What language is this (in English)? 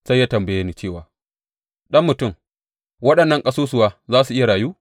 Hausa